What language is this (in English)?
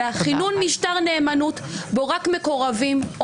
Hebrew